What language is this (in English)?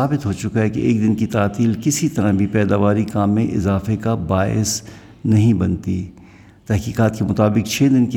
Urdu